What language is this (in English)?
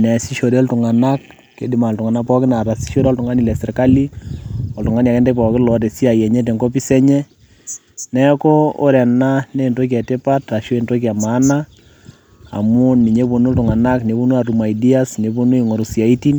Masai